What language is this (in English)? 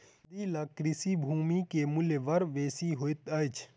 Maithili